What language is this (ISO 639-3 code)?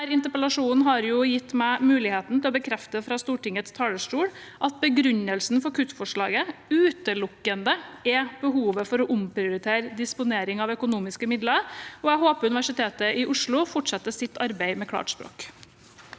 nor